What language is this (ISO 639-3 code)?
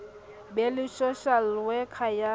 sot